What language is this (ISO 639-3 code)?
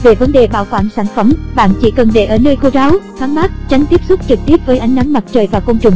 vie